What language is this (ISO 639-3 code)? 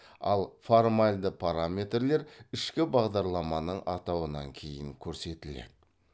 kaz